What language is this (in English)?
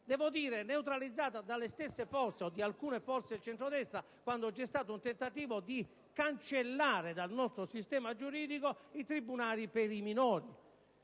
Italian